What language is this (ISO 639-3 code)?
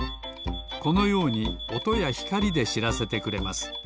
jpn